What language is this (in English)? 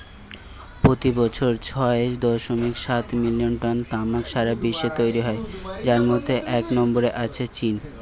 Bangla